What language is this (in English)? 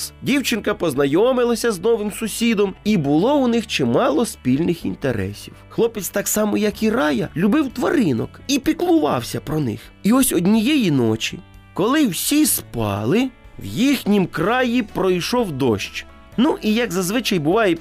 Ukrainian